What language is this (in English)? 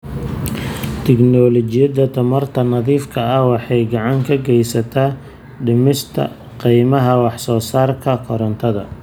Somali